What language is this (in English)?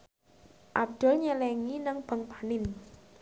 Javanese